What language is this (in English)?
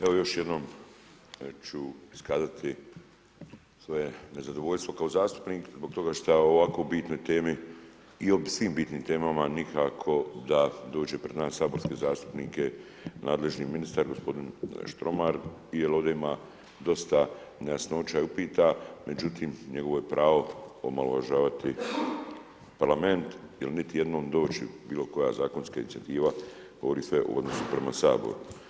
Croatian